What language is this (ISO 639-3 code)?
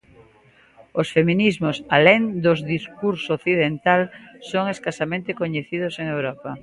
glg